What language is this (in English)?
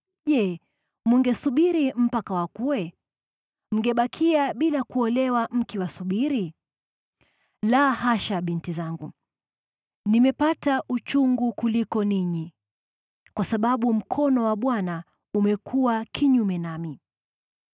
Swahili